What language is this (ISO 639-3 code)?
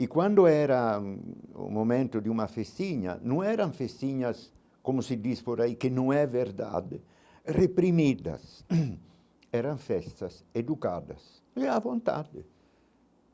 por